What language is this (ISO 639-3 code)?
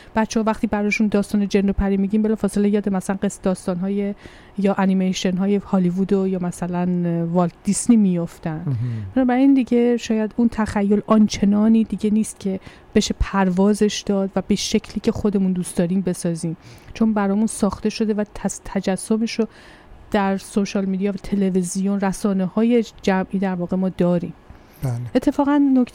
fas